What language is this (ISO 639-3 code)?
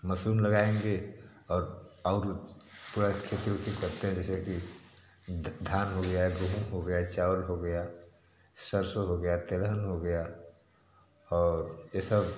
hin